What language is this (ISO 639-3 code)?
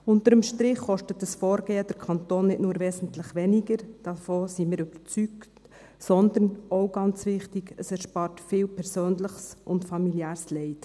gsw